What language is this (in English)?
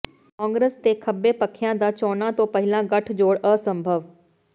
Punjabi